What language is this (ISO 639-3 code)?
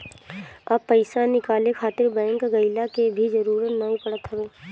bho